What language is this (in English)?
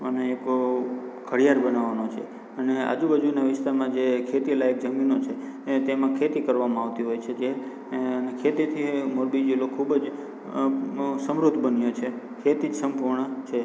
Gujarati